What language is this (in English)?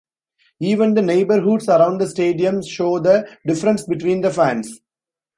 English